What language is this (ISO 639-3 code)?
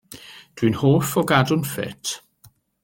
cym